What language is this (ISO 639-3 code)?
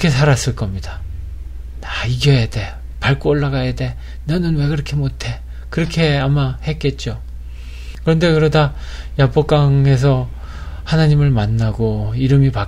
kor